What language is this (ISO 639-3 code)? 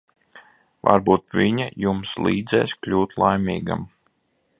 lav